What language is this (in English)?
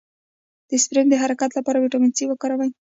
Pashto